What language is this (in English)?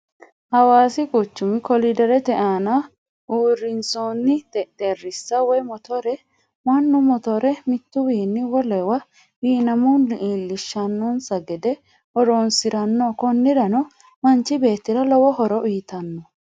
Sidamo